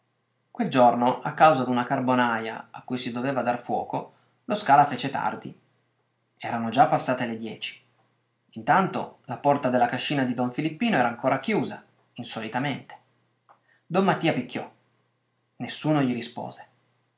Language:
Italian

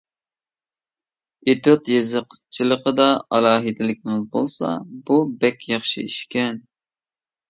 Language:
Uyghur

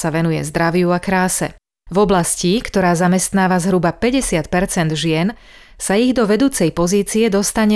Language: Slovak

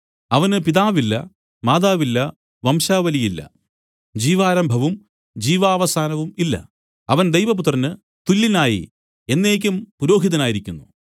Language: Malayalam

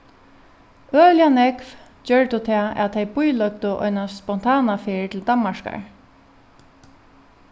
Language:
Faroese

